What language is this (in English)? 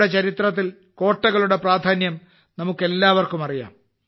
Malayalam